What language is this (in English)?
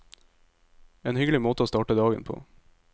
Norwegian